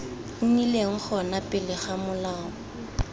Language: Tswana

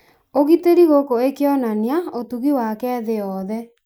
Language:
Kikuyu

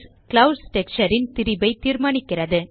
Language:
Tamil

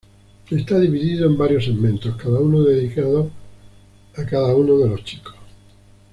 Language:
Spanish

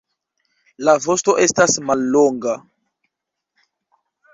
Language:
Esperanto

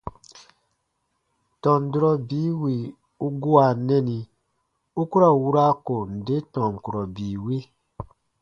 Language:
Baatonum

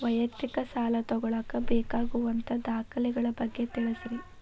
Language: Kannada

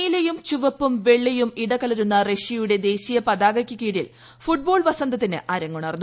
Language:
Malayalam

